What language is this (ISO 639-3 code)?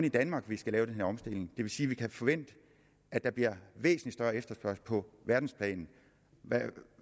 dan